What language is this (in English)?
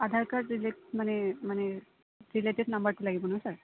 Assamese